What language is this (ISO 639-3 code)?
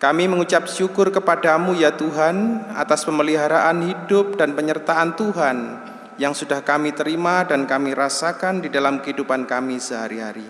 ind